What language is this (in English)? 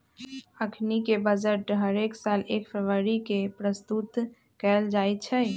Magahi